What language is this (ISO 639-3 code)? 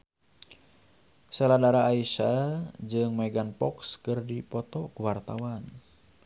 sun